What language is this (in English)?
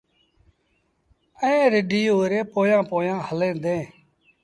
Sindhi Bhil